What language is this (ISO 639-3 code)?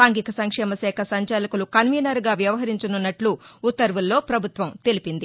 tel